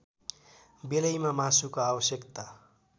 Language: Nepali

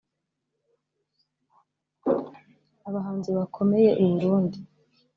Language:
Kinyarwanda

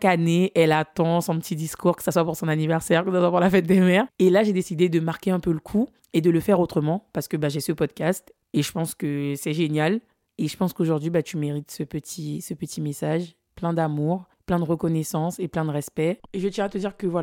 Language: French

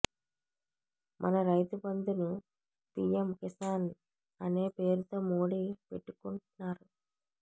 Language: Telugu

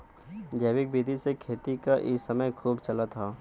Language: Bhojpuri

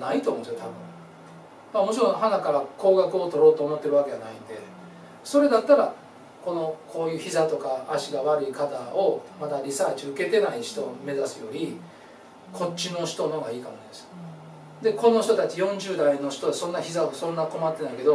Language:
Japanese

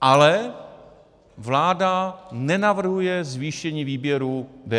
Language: Czech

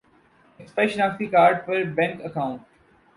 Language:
Urdu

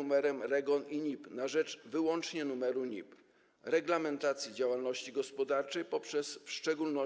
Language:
Polish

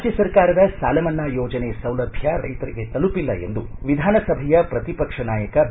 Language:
Kannada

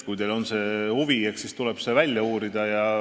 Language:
Estonian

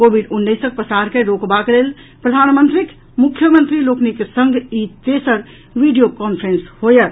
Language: Maithili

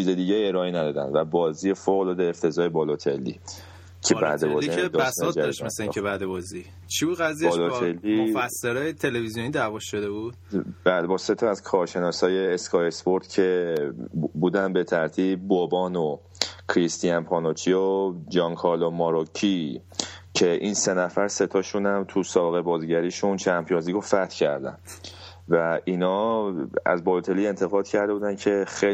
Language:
Persian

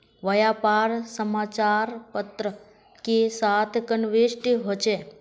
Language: Magahi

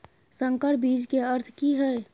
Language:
Maithili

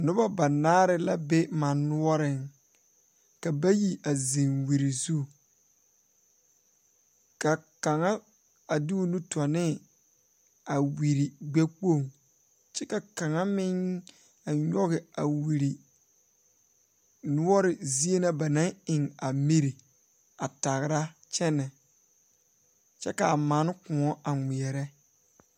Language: Southern Dagaare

